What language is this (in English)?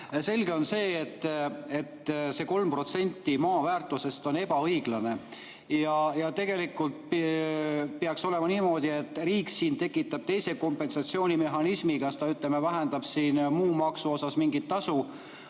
Estonian